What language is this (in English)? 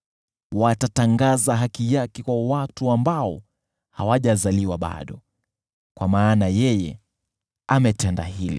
Swahili